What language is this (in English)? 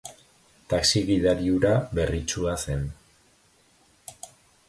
Basque